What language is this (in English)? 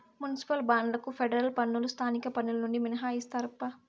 Telugu